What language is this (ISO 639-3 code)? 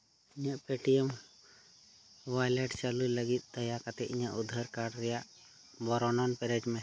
sat